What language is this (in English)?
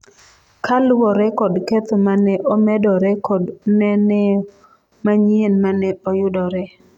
Luo (Kenya and Tanzania)